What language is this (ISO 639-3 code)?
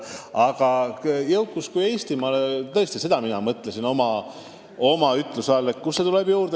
est